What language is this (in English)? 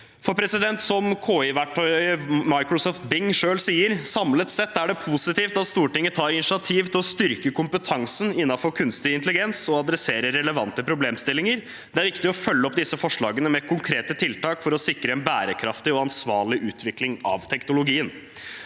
Norwegian